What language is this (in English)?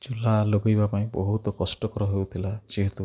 Odia